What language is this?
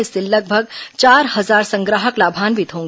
Hindi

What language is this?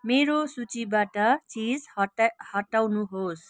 Nepali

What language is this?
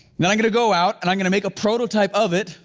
English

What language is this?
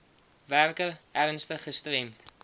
Afrikaans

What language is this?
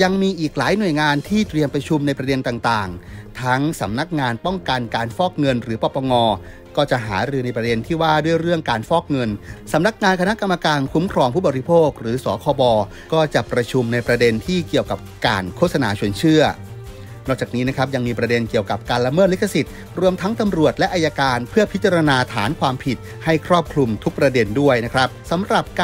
Thai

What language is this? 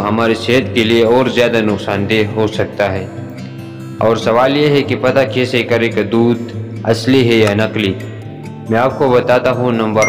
Hindi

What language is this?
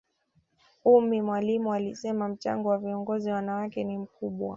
Swahili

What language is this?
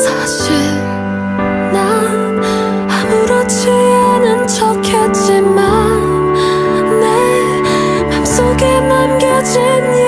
Korean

